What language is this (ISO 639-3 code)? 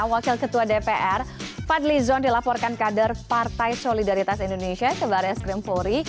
ind